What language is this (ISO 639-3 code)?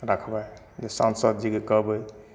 mai